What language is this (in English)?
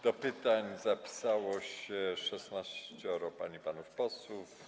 Polish